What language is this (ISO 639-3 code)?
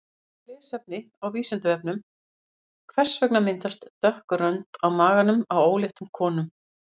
isl